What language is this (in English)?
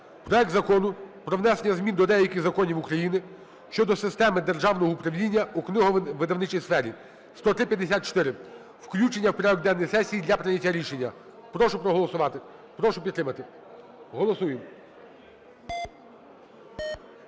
Ukrainian